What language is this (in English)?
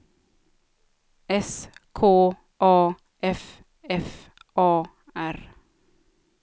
Swedish